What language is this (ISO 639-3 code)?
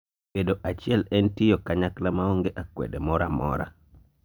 luo